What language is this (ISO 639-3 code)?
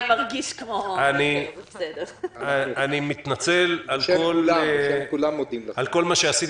heb